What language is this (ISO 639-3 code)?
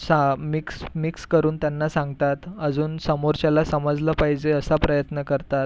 mar